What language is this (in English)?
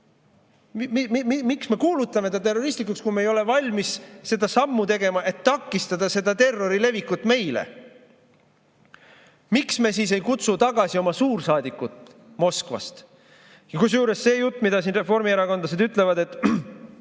Estonian